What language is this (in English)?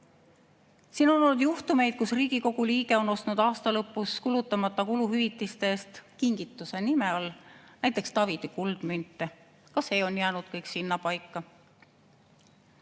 Estonian